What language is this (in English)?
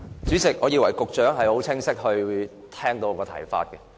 Cantonese